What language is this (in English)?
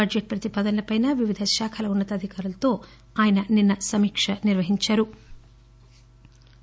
Telugu